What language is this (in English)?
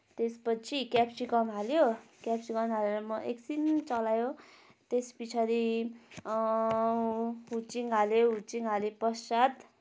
Nepali